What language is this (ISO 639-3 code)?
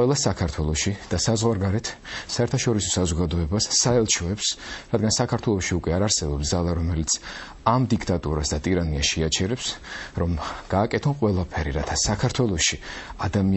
ron